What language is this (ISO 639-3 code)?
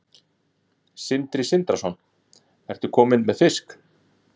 isl